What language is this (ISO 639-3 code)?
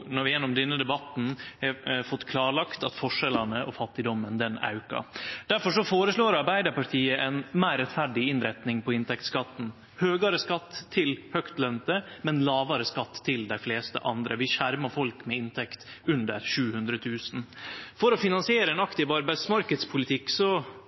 nno